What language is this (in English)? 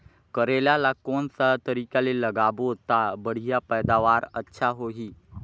Chhattisgarhi